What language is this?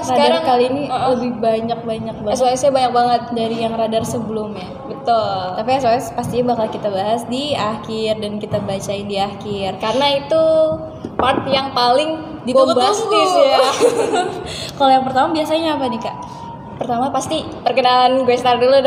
Indonesian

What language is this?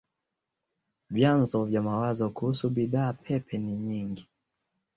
Swahili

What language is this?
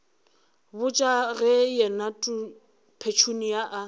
Northern Sotho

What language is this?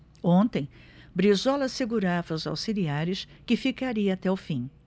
Portuguese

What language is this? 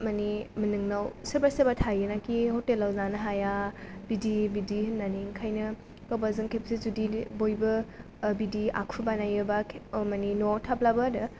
Bodo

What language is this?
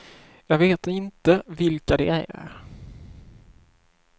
Swedish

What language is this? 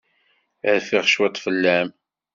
Kabyle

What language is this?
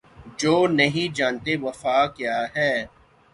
Urdu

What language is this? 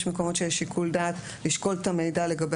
Hebrew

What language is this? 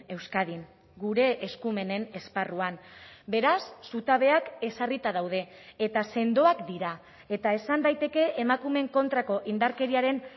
Basque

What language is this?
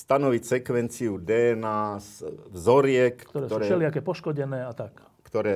Slovak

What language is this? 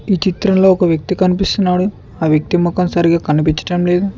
Telugu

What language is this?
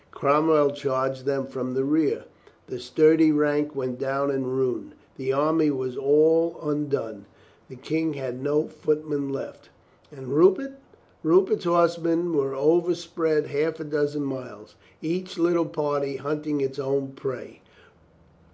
English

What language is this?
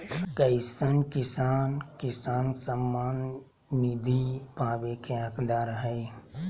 Magahi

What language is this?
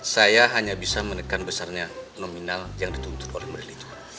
Indonesian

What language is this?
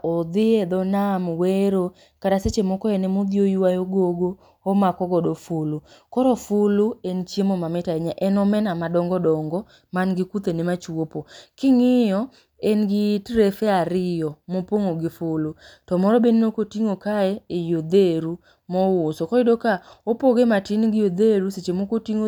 Luo (Kenya and Tanzania)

